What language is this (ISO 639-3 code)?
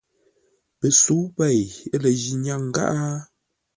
nla